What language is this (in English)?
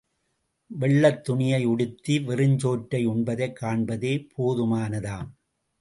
Tamil